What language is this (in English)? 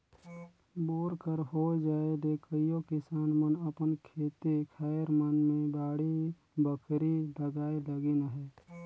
Chhattisgarhi